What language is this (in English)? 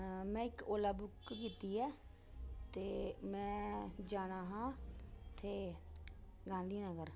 Dogri